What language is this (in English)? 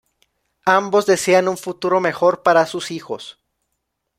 Spanish